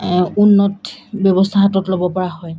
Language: Assamese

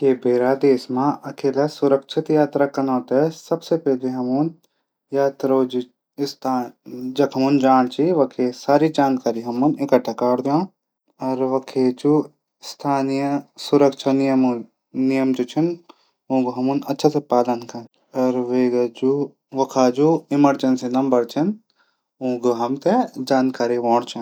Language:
Garhwali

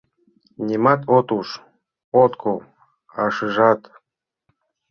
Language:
Mari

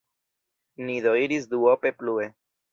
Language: Esperanto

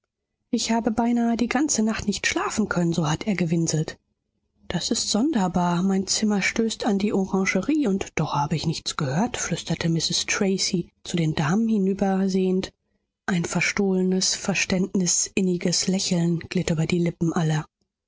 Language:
German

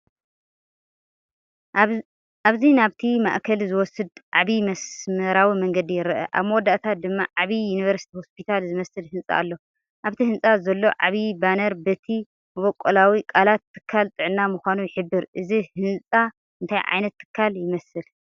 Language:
Tigrinya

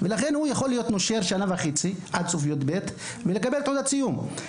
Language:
Hebrew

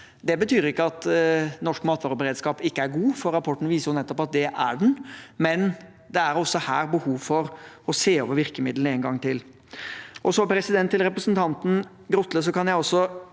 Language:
Norwegian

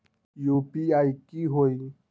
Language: Magahi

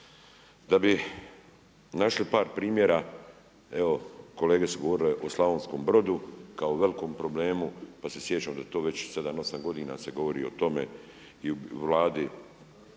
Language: Croatian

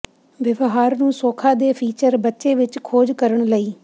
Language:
Punjabi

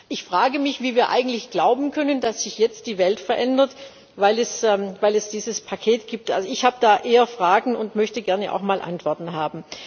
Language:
German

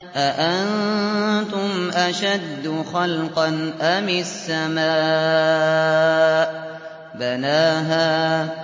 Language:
Arabic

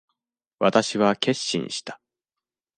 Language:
Japanese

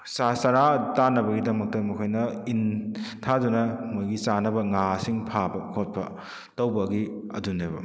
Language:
Manipuri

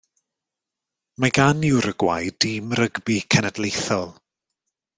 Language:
Welsh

